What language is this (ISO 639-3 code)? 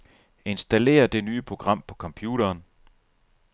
dan